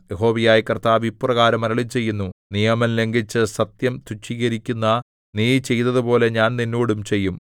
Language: Malayalam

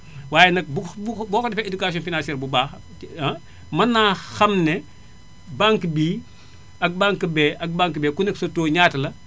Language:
Wolof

